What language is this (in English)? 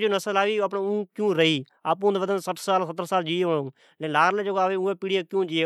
Od